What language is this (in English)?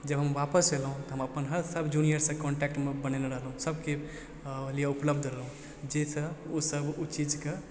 Maithili